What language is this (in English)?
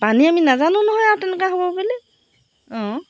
Assamese